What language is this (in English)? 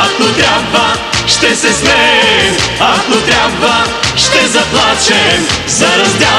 Romanian